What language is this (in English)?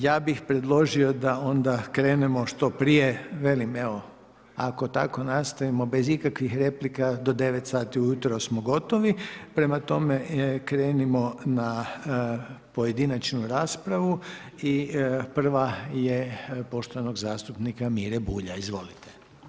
Croatian